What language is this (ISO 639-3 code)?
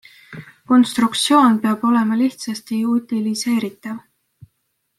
est